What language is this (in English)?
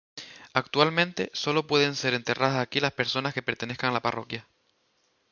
Spanish